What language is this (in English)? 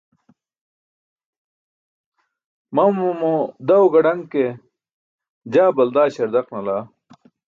Burushaski